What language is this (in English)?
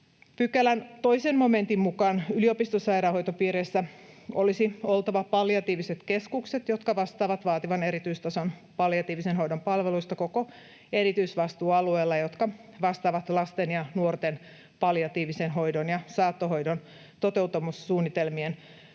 Finnish